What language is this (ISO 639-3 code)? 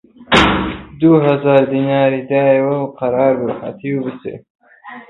ckb